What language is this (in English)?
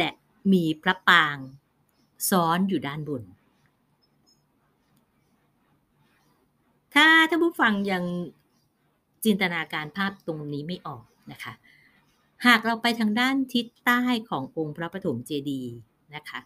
Thai